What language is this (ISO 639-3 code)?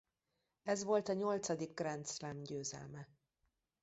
hun